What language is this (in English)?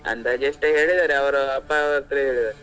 Kannada